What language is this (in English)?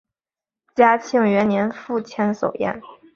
Chinese